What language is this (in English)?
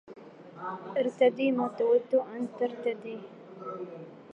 Arabic